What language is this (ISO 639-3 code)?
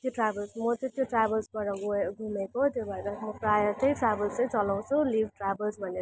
nep